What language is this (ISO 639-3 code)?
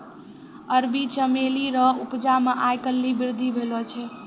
mai